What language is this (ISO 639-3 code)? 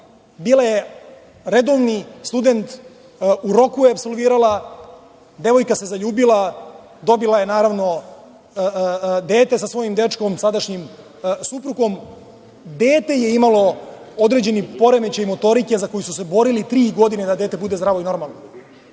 srp